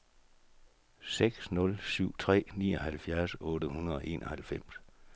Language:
Danish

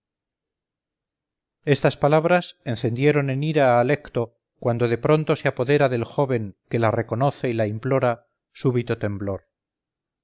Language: Spanish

